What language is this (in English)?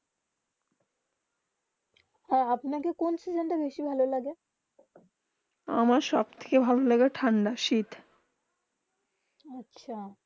Bangla